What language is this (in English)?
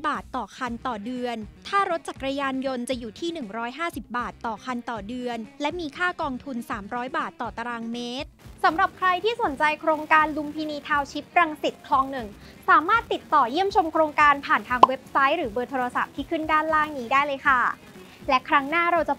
Thai